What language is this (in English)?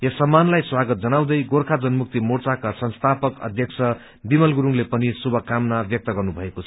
Nepali